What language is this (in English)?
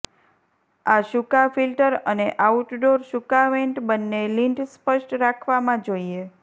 Gujarati